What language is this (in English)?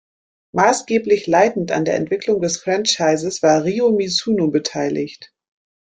German